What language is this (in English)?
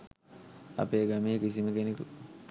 Sinhala